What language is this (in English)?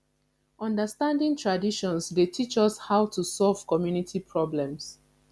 Nigerian Pidgin